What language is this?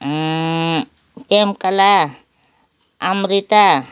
Nepali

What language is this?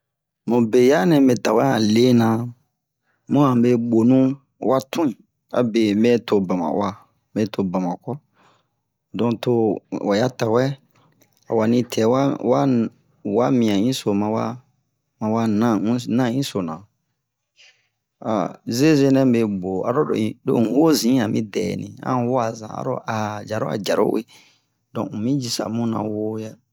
Bomu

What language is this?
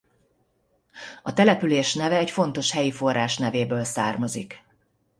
Hungarian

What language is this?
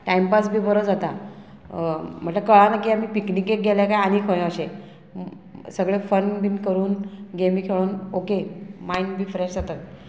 Konkani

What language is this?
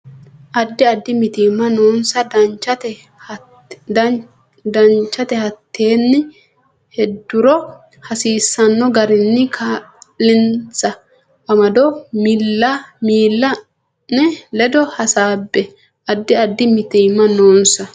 Sidamo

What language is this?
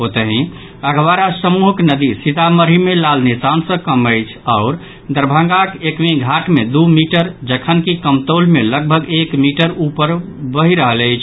Maithili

